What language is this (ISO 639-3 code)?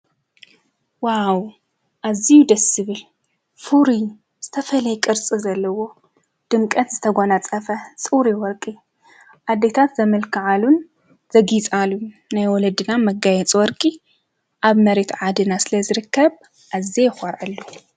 tir